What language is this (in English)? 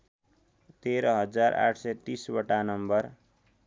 Nepali